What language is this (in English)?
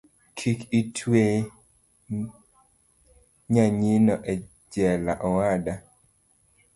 Luo (Kenya and Tanzania)